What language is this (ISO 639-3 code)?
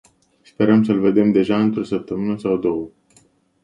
ron